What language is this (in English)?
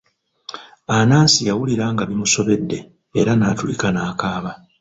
Ganda